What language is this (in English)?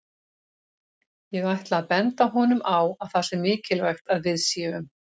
Icelandic